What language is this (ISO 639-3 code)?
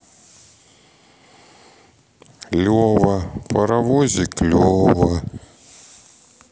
rus